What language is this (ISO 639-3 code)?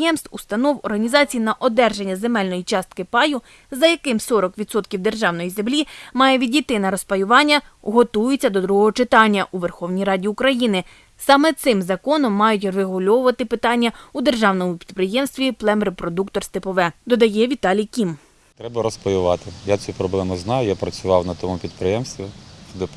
ukr